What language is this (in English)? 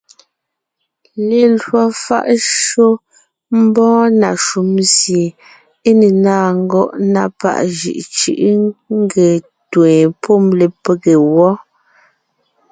Ngiemboon